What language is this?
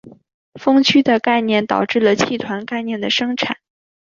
Chinese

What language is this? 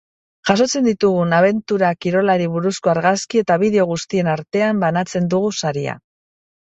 Basque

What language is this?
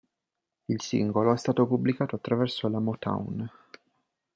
Italian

